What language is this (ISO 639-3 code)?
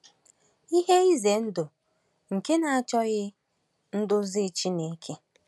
ibo